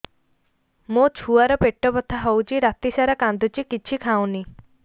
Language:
Odia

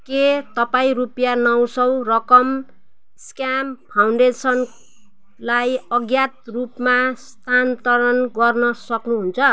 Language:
Nepali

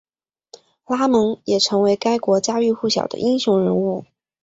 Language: Chinese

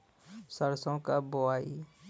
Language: Bhojpuri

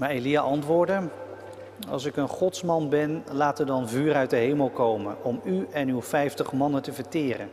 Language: Dutch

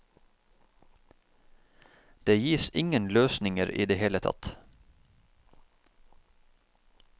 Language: Norwegian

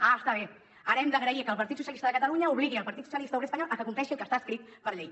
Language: Catalan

